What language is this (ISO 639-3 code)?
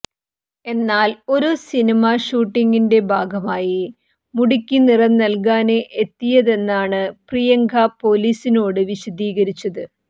mal